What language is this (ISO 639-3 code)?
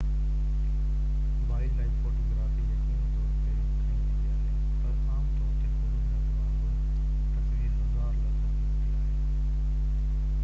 snd